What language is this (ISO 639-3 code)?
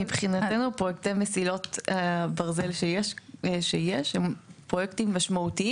heb